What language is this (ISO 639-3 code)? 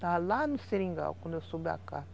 por